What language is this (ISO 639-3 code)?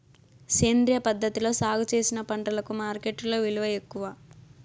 tel